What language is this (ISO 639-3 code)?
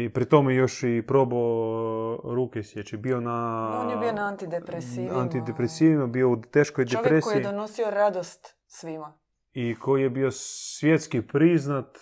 hrv